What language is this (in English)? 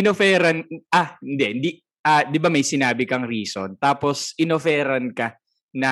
Filipino